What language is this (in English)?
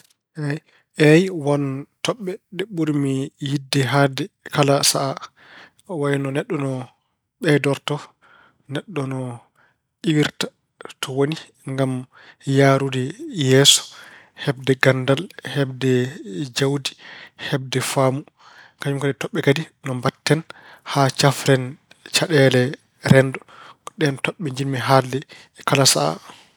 Fula